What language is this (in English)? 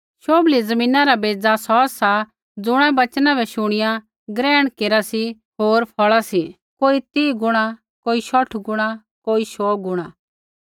Kullu Pahari